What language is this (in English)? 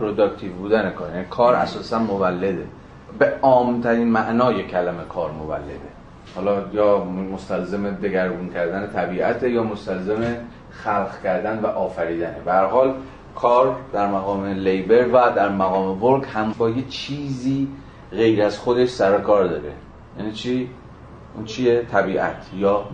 Persian